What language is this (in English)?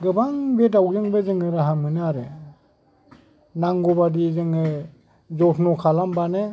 Bodo